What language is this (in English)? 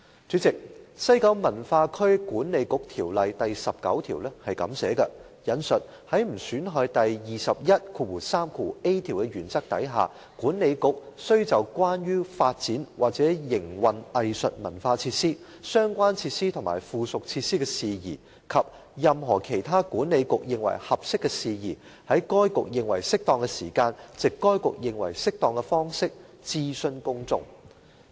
Cantonese